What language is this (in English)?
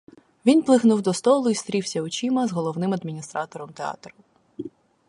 Ukrainian